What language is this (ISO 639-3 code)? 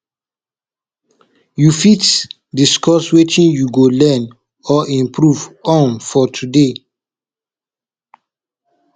pcm